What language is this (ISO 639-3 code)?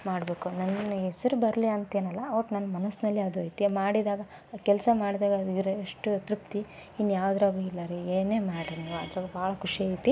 kan